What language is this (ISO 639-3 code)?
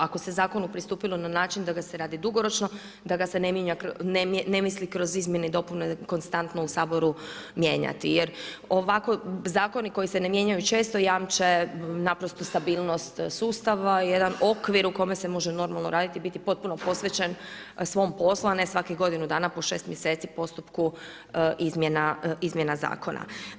hrv